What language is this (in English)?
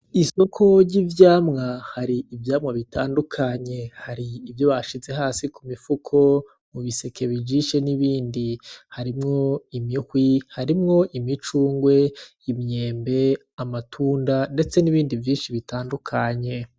Rundi